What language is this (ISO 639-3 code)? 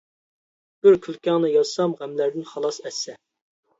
uig